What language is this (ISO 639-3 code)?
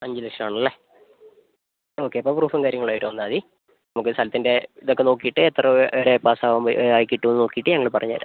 mal